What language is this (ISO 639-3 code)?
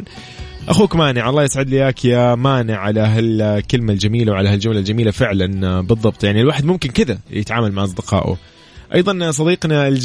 ara